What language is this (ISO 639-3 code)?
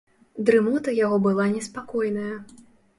bel